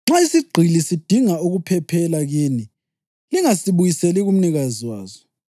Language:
North Ndebele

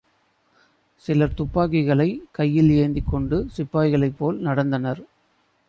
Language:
Tamil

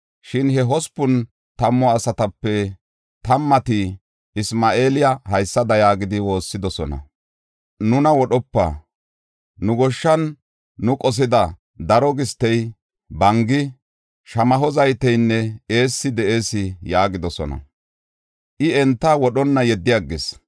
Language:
Gofa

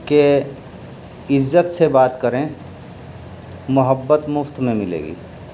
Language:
Urdu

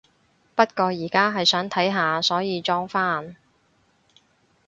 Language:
Cantonese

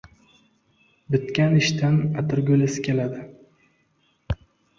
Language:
Uzbek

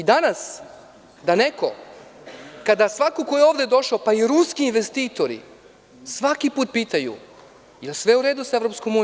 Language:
Serbian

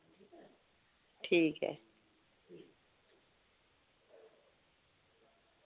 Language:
Dogri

